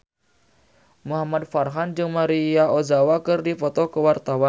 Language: Sundanese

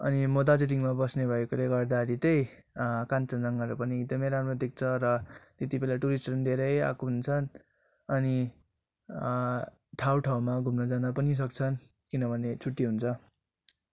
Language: Nepali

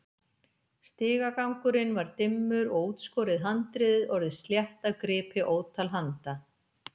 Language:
Icelandic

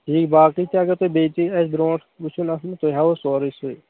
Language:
Kashmiri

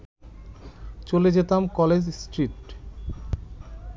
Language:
Bangla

